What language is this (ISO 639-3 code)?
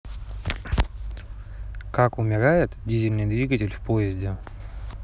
rus